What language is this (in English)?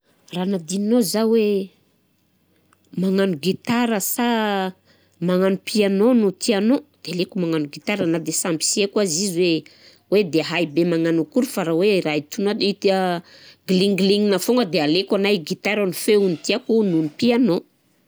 Southern Betsimisaraka Malagasy